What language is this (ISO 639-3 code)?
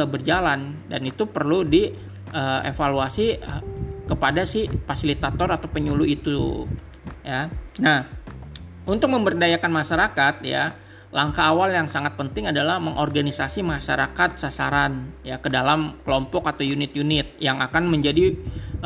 ind